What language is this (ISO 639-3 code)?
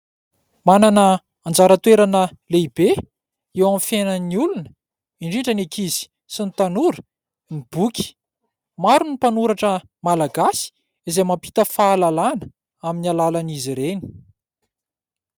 mlg